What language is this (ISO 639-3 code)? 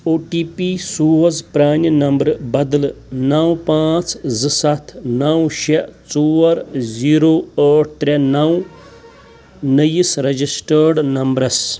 kas